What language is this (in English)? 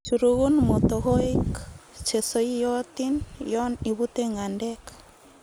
Kalenjin